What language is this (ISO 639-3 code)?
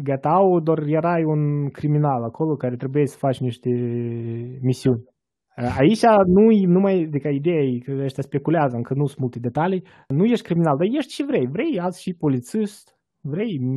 ron